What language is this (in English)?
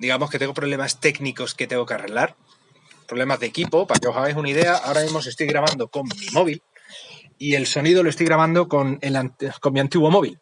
Spanish